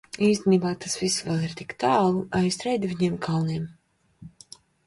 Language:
Latvian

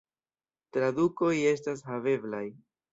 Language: Esperanto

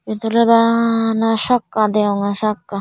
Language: Chakma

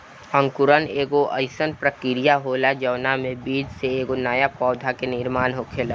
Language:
Bhojpuri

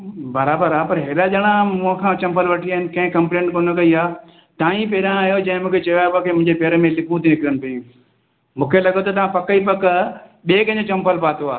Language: Sindhi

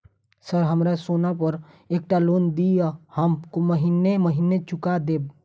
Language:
Maithili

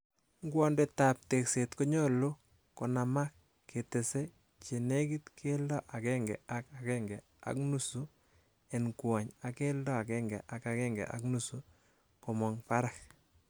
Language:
Kalenjin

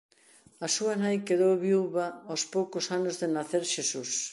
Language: Galician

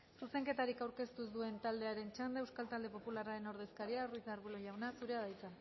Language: Basque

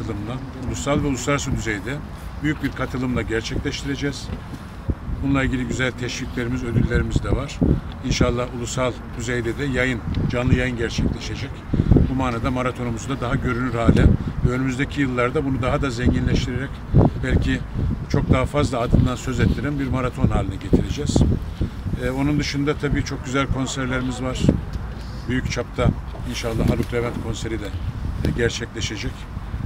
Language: Turkish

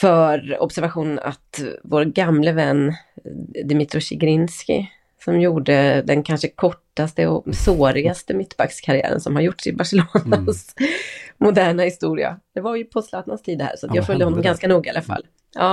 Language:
Swedish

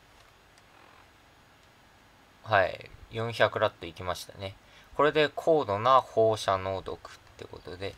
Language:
Japanese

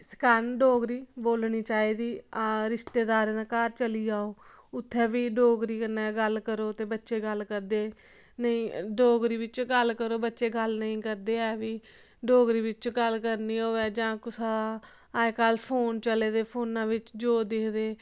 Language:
Dogri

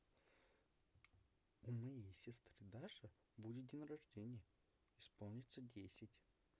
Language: Russian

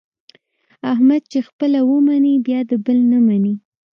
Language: Pashto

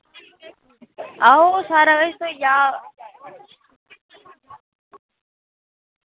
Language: Dogri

